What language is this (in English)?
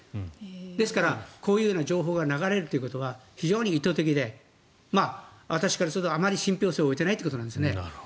Japanese